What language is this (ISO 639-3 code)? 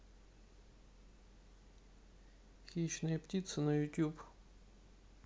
rus